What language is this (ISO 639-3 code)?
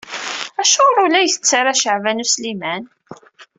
kab